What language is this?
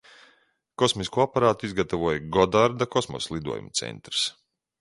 Latvian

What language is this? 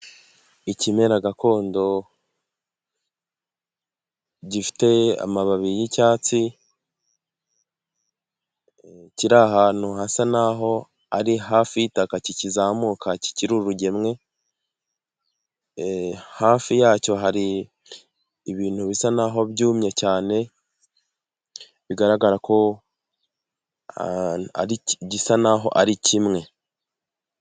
Kinyarwanda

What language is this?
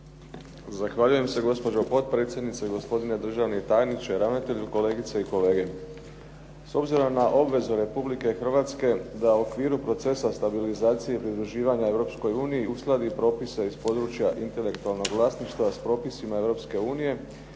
Croatian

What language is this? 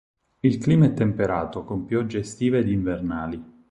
Italian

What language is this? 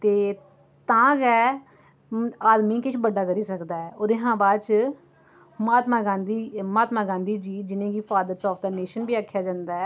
Dogri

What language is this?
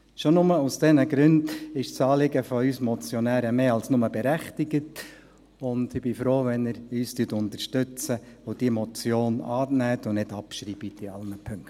Swiss German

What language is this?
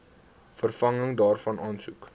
Afrikaans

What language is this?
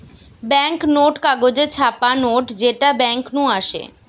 Bangla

